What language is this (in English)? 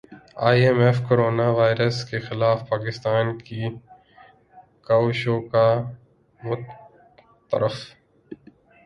Urdu